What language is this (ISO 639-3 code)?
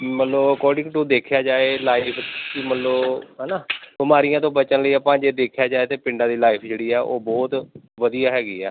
pan